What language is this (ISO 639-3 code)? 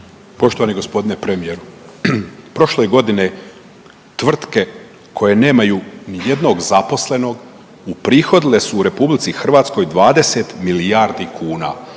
hrv